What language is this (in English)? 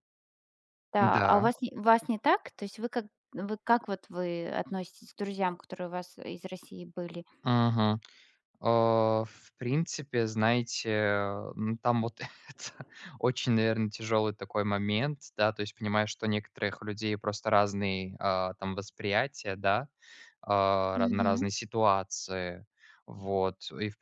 Russian